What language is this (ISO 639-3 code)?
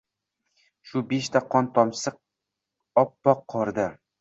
uzb